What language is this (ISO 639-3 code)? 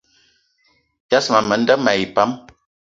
eto